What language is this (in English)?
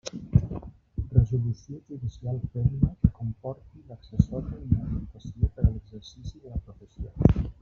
Catalan